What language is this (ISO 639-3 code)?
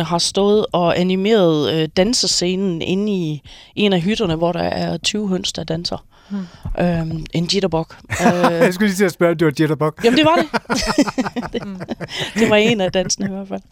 dan